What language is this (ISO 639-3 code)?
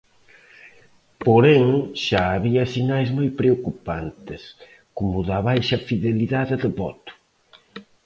glg